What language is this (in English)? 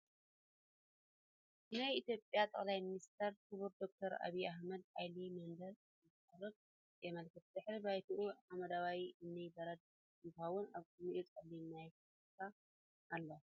Tigrinya